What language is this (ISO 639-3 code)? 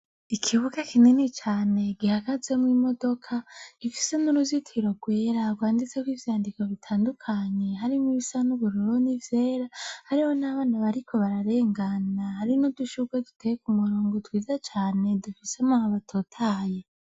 run